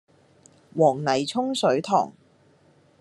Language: Cantonese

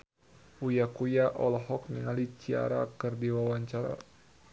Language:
Sundanese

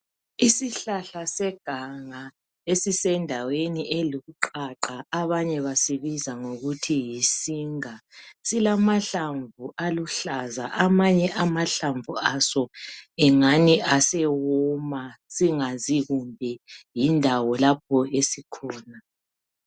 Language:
North Ndebele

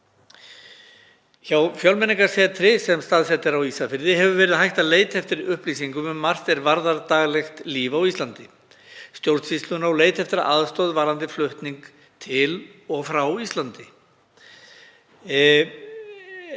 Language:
Icelandic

